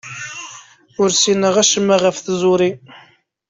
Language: Kabyle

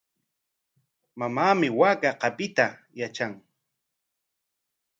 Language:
Corongo Ancash Quechua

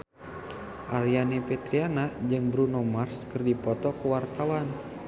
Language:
Sundanese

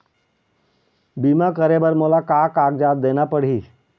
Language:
Chhattisgarhi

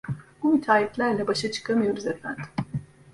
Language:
Turkish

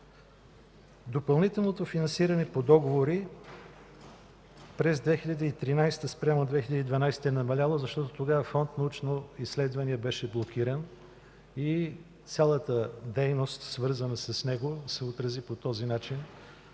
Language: Bulgarian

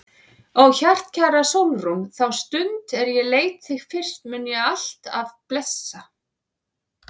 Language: Icelandic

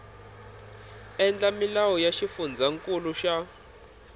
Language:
Tsonga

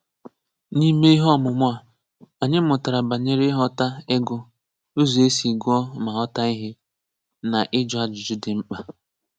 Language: Igbo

